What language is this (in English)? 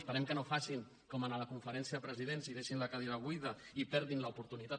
Catalan